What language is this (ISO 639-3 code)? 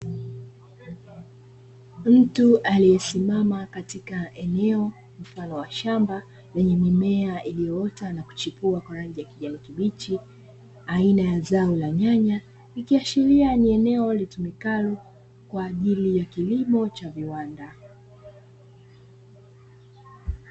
swa